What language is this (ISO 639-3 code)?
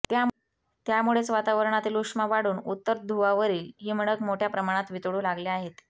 mar